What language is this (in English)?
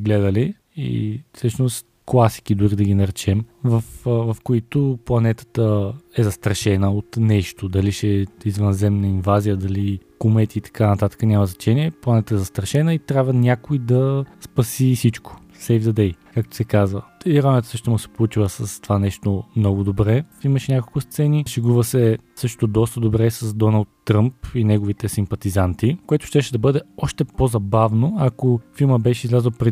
Bulgarian